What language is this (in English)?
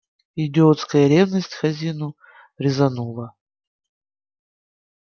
Russian